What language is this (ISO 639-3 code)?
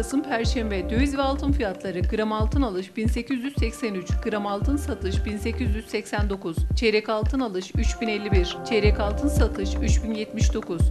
tur